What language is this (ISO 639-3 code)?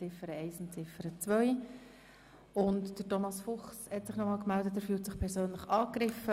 gsw